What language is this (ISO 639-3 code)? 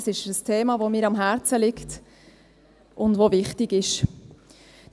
gsw